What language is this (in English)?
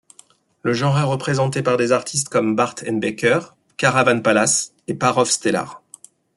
French